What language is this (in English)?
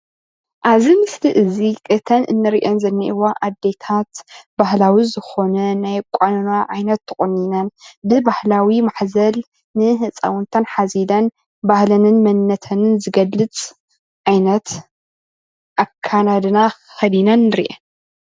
Tigrinya